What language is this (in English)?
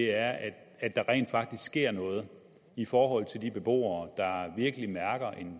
Danish